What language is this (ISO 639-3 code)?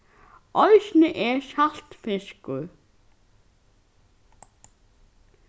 fao